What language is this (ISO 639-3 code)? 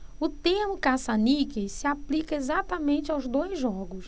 por